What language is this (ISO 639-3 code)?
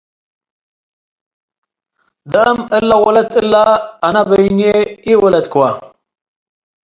tig